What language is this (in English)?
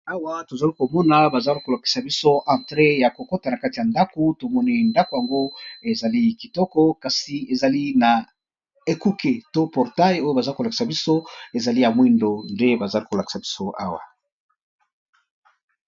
Lingala